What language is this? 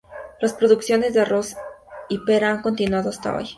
Spanish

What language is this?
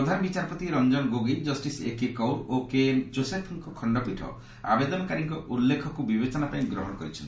Odia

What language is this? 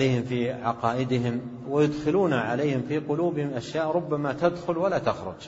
Arabic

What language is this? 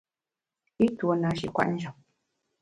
Bamun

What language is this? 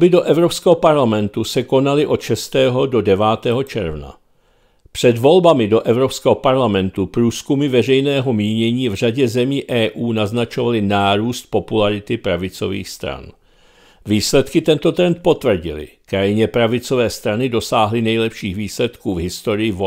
Czech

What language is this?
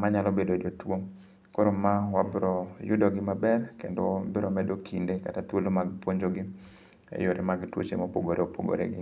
Luo (Kenya and Tanzania)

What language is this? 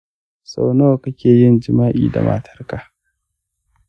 Hausa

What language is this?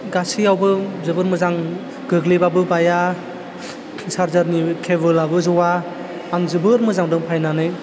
Bodo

